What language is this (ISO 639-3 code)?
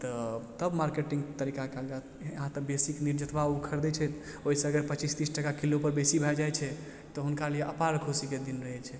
mai